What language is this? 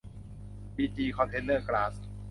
Thai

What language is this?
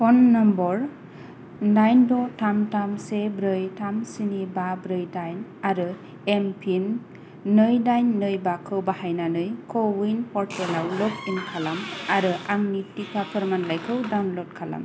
Bodo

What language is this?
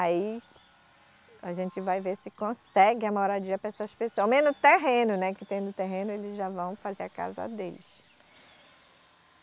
Portuguese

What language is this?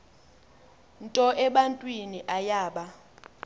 Xhosa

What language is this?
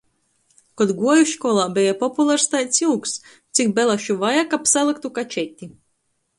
Latgalian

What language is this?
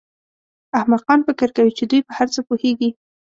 Pashto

